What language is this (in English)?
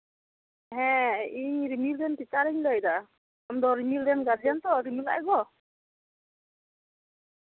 Santali